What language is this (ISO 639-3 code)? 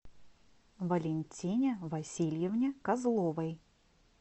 rus